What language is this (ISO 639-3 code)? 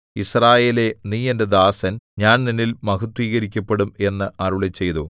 mal